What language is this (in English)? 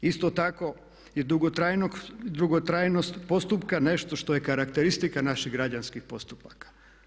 Croatian